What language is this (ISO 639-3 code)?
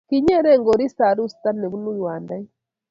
kln